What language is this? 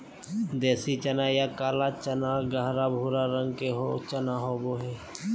Magahi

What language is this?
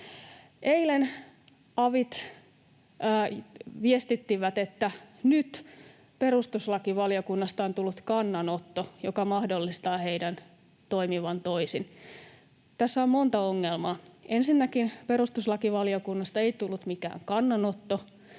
Finnish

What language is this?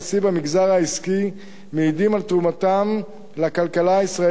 Hebrew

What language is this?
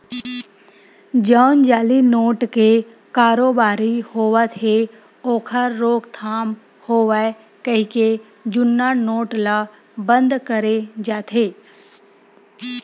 Chhattisgarhi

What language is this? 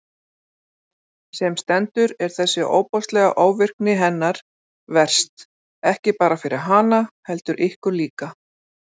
Icelandic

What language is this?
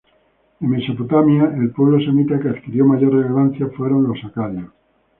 Spanish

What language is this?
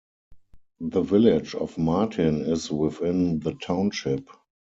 English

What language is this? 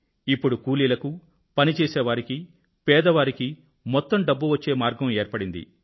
Telugu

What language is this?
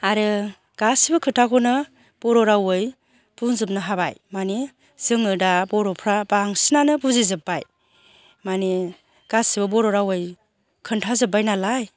Bodo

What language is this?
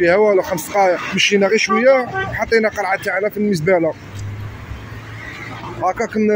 Arabic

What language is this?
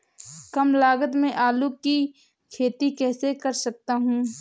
Hindi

